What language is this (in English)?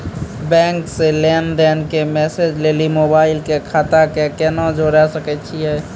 Maithili